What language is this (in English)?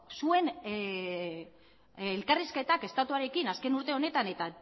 Basque